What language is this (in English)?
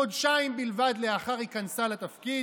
Hebrew